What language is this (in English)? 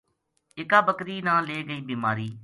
Gujari